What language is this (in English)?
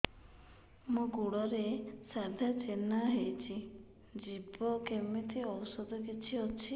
Odia